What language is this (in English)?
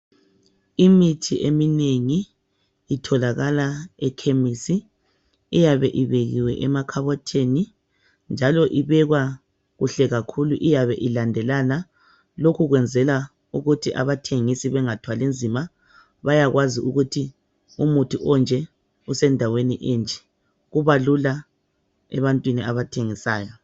North Ndebele